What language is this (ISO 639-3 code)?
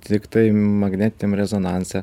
lit